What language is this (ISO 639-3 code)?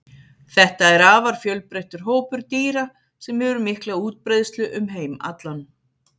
isl